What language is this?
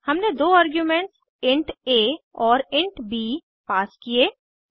Hindi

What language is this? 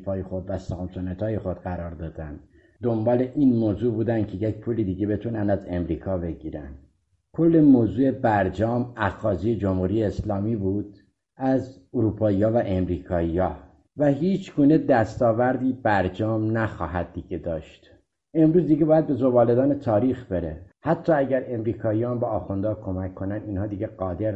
Persian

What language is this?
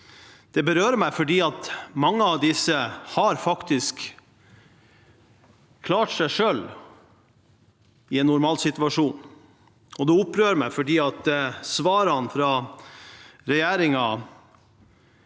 Norwegian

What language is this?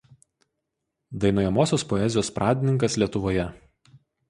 Lithuanian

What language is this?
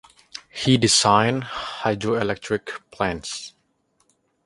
English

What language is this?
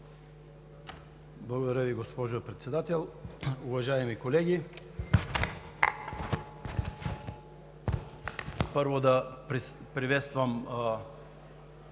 Bulgarian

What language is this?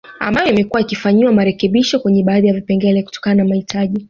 Swahili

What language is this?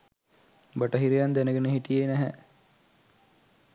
Sinhala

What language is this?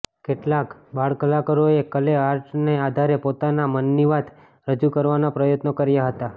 Gujarati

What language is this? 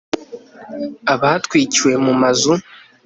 Kinyarwanda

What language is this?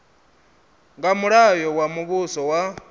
Venda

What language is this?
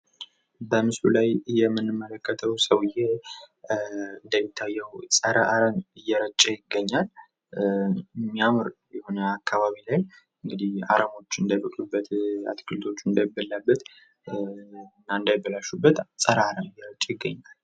Amharic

